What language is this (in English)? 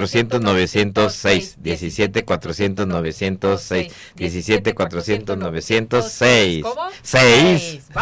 Spanish